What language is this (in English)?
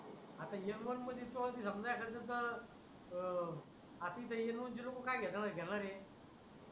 Marathi